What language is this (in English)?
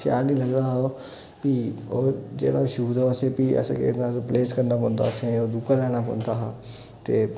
Dogri